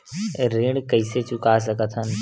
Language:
Chhattisgarhi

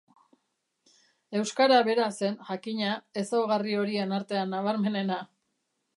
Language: Basque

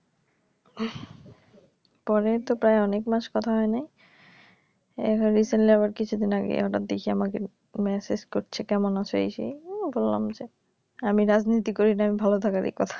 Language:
Bangla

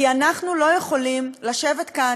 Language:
Hebrew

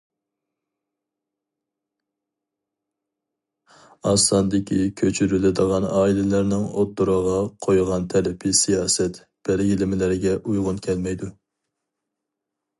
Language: Uyghur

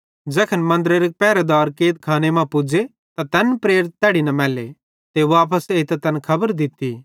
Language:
Bhadrawahi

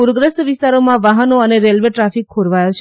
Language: Gujarati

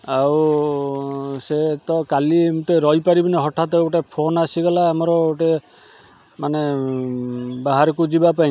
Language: Odia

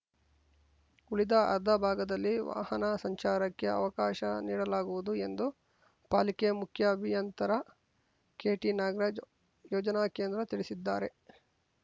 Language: Kannada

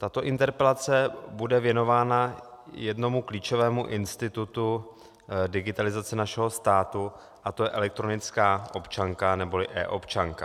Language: Czech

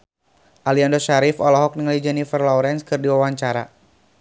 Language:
Sundanese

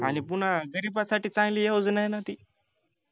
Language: Marathi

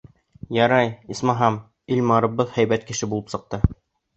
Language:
Bashkir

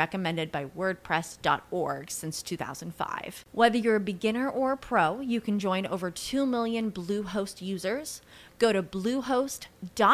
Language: English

